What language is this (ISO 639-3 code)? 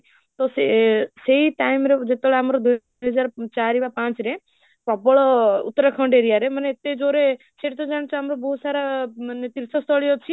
ori